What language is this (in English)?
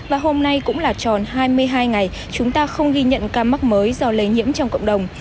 Vietnamese